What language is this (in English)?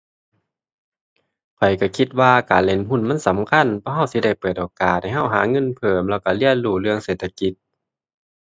Thai